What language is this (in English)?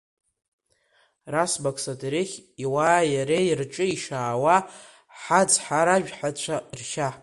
Abkhazian